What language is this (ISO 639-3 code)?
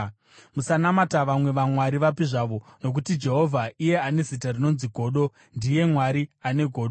sna